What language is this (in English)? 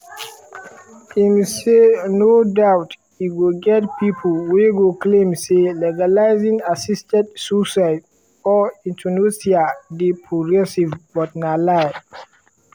Nigerian Pidgin